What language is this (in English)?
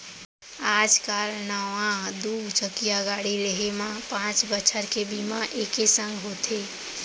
Chhattisgarhi